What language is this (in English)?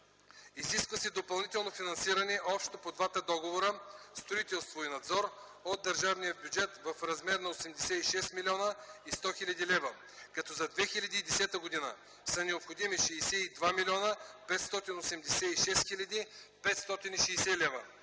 Bulgarian